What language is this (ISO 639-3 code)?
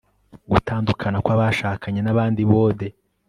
kin